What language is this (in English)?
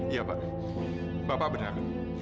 Indonesian